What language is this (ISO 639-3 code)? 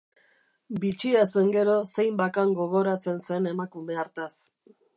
eus